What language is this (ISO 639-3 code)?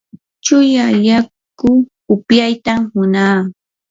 qur